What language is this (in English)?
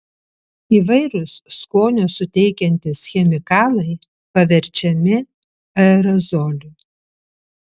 Lithuanian